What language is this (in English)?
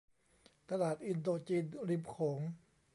Thai